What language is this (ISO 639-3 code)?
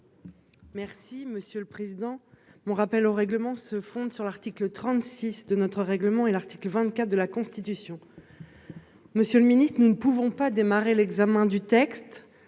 fra